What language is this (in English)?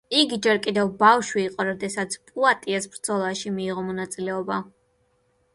Georgian